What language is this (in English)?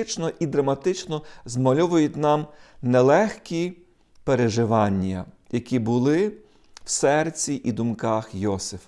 Ukrainian